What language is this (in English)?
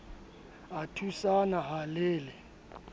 Southern Sotho